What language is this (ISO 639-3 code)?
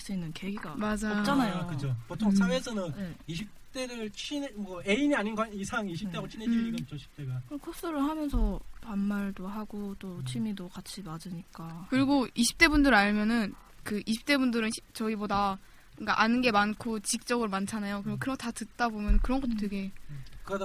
kor